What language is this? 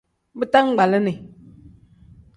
Tem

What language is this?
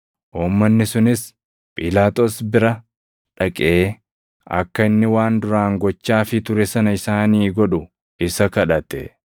Oromo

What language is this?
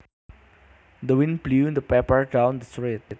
Javanese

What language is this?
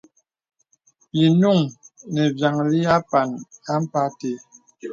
Bebele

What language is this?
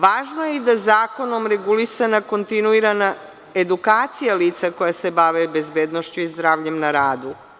Serbian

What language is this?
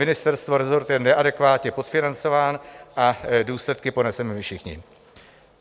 Czech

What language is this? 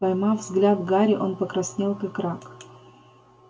Russian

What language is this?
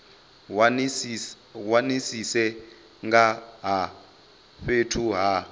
Venda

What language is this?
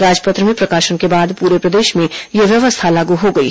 Hindi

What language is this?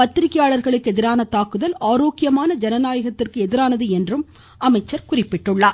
Tamil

